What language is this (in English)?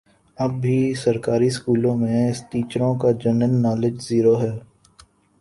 Urdu